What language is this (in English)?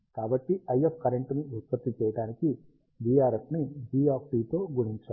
Telugu